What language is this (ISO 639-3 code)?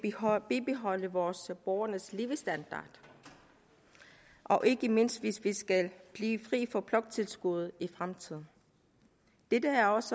dan